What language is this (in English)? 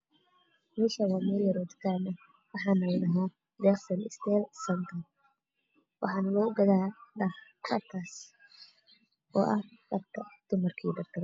Somali